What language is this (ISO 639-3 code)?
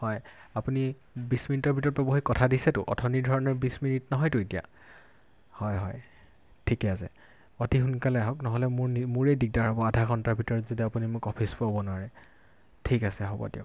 asm